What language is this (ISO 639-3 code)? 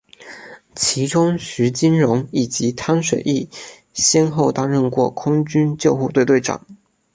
zho